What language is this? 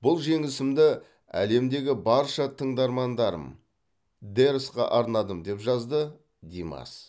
Kazakh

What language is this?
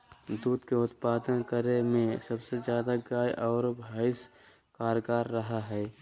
Magahi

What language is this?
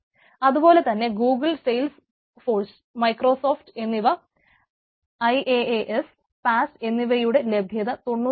Malayalam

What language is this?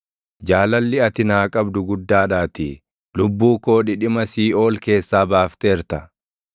Oromo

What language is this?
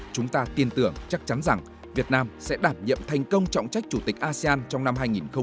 Vietnamese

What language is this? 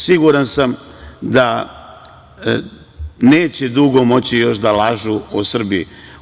Serbian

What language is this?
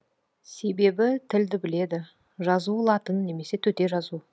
Kazakh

